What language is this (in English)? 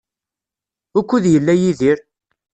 Kabyle